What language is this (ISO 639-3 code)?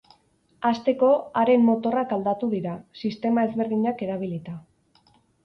eus